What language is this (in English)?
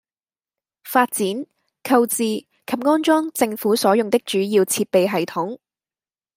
Cantonese